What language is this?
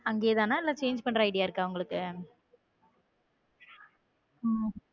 Tamil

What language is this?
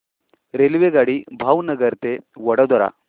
Marathi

